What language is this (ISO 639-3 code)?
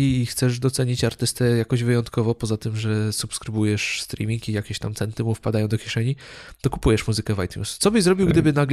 pol